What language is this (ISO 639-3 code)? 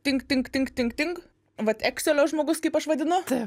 lit